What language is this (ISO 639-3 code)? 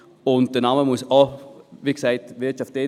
gsw